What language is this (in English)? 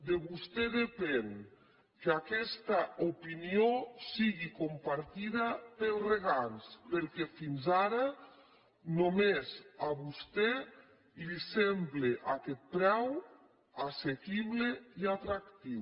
Catalan